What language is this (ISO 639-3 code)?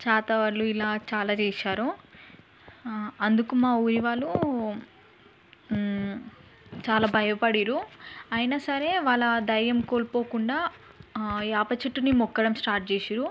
tel